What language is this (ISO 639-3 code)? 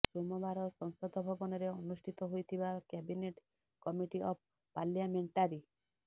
ori